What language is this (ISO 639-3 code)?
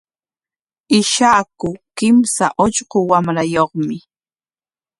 qwa